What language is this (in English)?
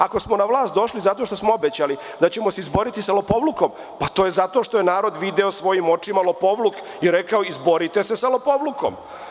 Serbian